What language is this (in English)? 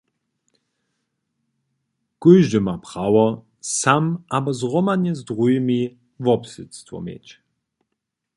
Upper Sorbian